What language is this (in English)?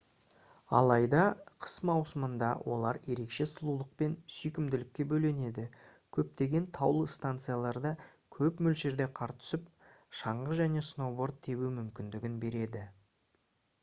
Kazakh